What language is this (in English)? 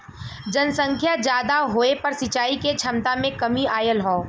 Bhojpuri